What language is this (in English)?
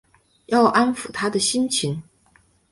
Chinese